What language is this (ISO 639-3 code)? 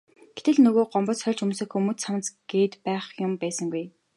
mon